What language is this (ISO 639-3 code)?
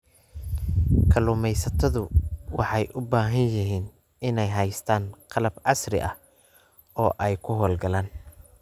som